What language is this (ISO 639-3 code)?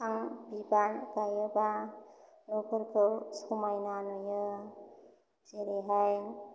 brx